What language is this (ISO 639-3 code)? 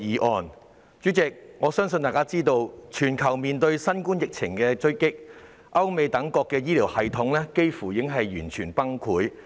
yue